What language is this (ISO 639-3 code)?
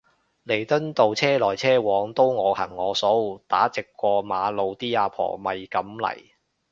yue